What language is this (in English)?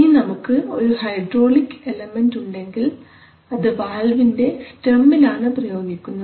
Malayalam